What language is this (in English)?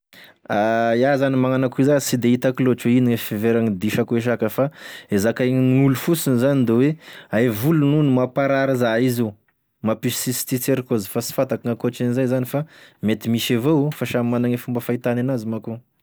Tesaka Malagasy